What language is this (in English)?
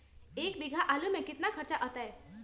Magahi